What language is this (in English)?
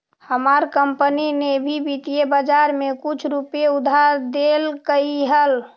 Magahi